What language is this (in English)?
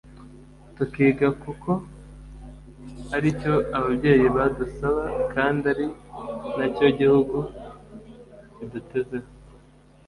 Kinyarwanda